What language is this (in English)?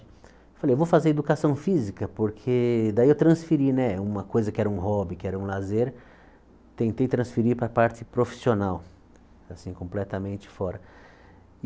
Portuguese